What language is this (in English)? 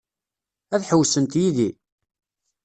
Kabyle